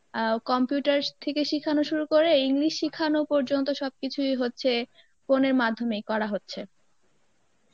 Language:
Bangla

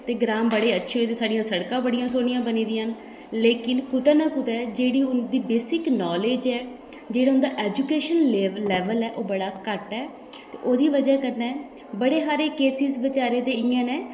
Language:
Dogri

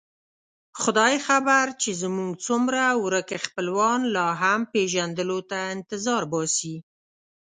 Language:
Pashto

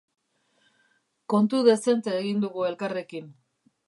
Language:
Basque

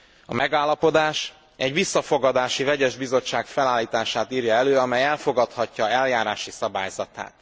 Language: Hungarian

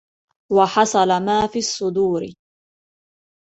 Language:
Arabic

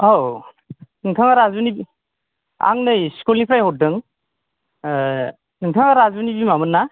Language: Bodo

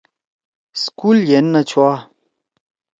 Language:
Torwali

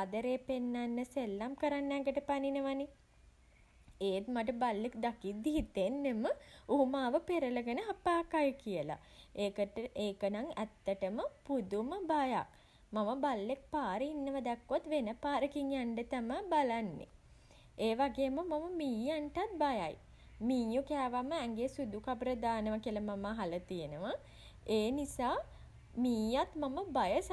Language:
Sinhala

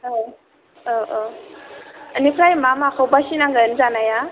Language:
Bodo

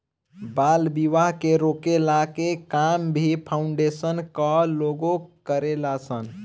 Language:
Bhojpuri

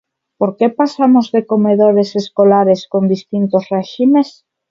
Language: Galician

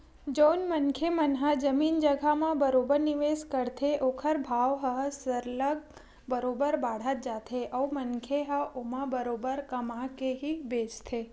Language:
Chhattisgarhi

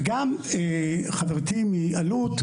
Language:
Hebrew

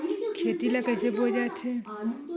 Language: Chhattisgarhi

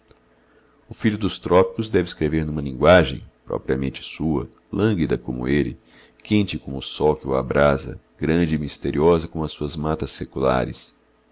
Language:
Portuguese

